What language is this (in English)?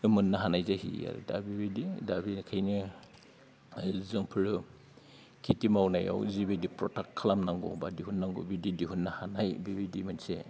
Bodo